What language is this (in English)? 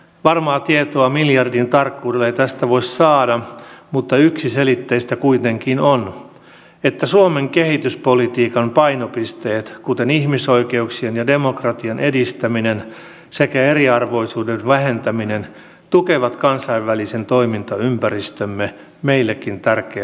Finnish